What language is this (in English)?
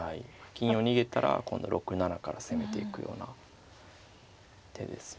Japanese